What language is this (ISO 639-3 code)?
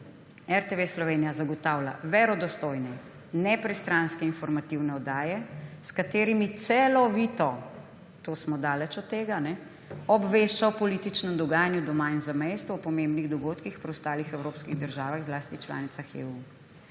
slv